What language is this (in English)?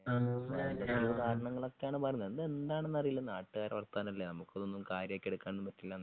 Malayalam